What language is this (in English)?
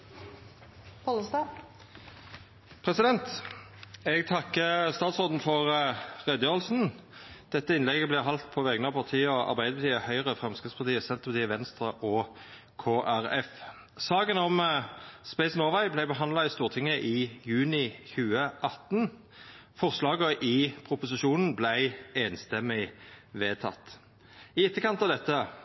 Norwegian